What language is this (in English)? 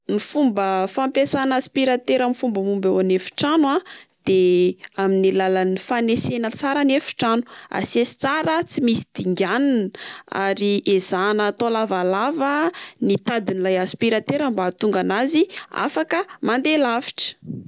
Malagasy